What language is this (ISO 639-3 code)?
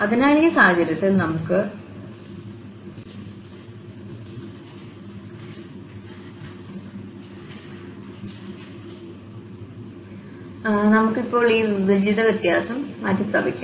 mal